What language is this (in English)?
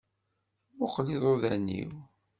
Kabyle